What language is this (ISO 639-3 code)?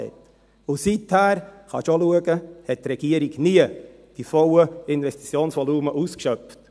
gsw